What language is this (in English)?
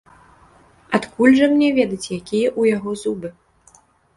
Belarusian